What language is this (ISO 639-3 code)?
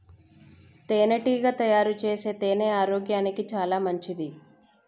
tel